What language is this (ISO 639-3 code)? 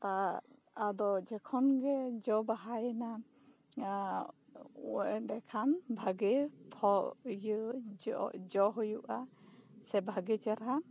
sat